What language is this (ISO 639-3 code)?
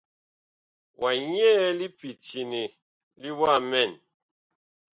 bkh